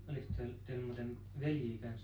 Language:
Finnish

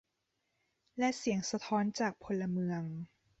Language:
Thai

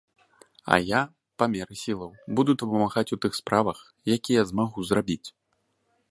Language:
Belarusian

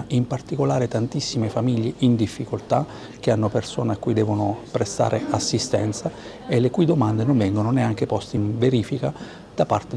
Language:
Italian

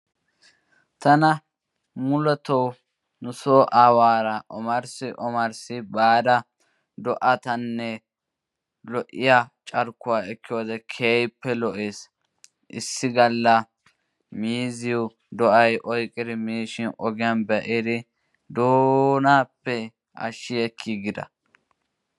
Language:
Wolaytta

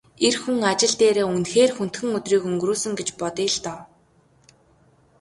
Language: Mongolian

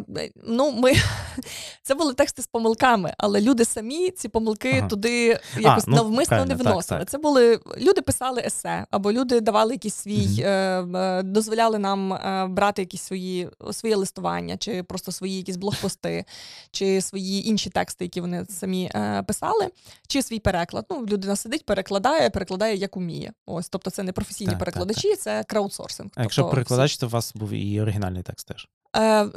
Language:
Ukrainian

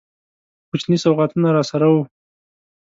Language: Pashto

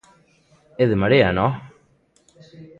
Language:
Galician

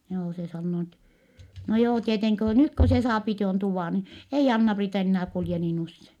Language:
Finnish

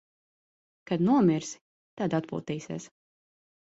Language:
Latvian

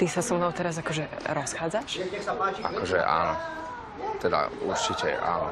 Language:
Polish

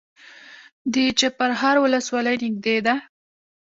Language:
Pashto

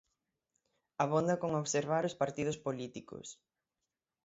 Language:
Galician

